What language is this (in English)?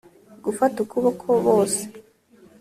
Kinyarwanda